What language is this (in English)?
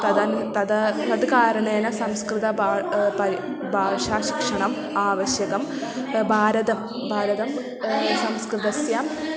Sanskrit